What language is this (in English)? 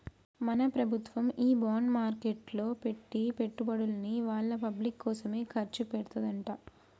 Telugu